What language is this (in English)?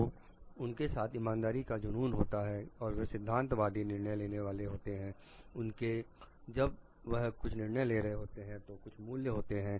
Hindi